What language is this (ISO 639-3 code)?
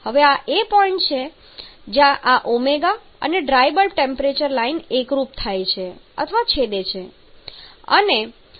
guj